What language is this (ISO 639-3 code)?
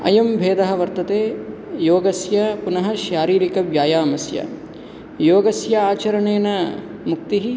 san